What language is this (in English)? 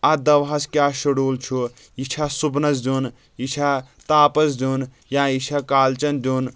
Kashmiri